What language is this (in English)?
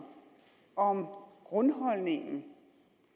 Danish